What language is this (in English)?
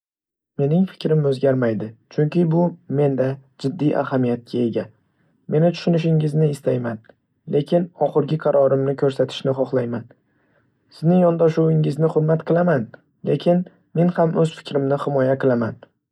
Uzbek